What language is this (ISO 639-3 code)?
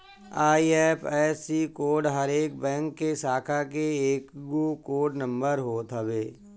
bho